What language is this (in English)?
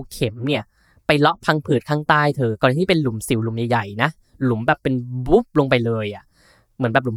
Thai